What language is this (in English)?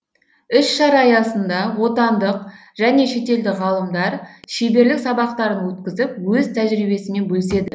Kazakh